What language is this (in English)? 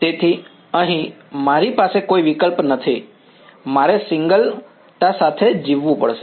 Gujarati